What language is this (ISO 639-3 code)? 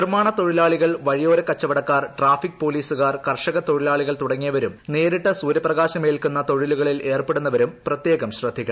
mal